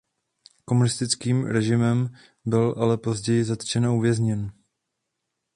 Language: Czech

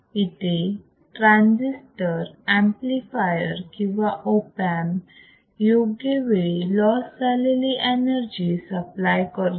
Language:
Marathi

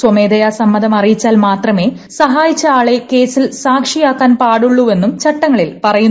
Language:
Malayalam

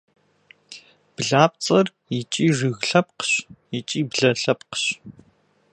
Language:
Kabardian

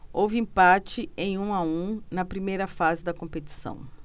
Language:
Portuguese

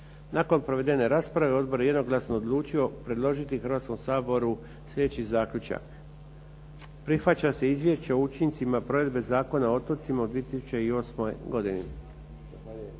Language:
Croatian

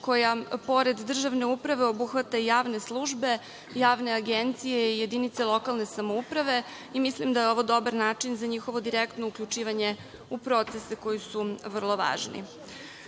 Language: Serbian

